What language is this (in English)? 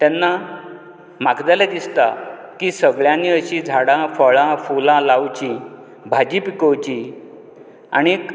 Konkani